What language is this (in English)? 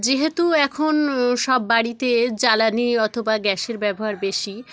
Bangla